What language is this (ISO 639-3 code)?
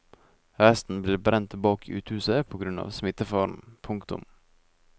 nor